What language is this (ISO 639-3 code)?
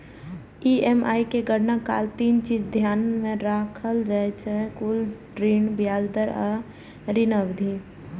mai